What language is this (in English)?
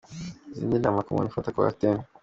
Kinyarwanda